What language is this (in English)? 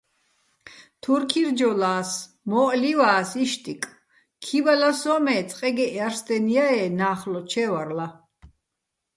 Bats